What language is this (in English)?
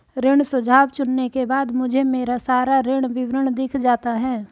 Hindi